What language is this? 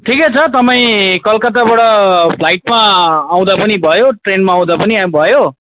Nepali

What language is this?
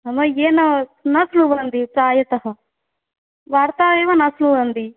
Sanskrit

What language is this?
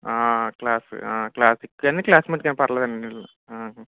Telugu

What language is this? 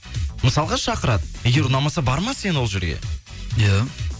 Kazakh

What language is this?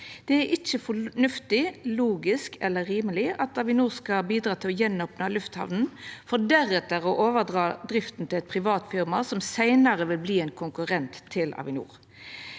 Norwegian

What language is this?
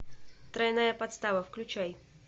Russian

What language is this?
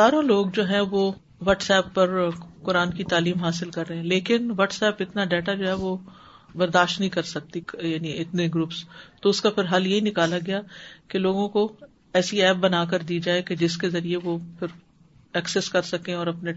Urdu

